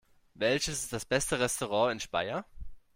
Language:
German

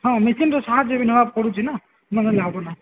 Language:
Odia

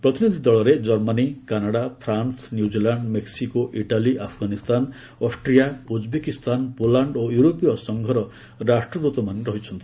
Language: Odia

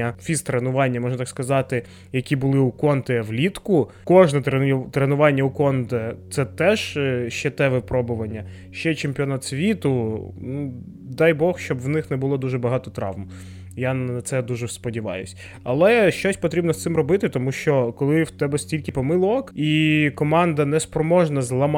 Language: Ukrainian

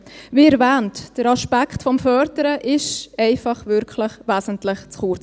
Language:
Swiss German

